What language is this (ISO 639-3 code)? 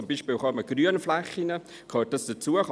gsw